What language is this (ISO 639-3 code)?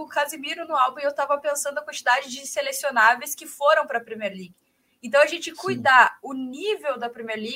por